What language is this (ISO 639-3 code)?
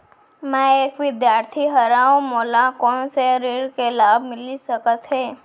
hne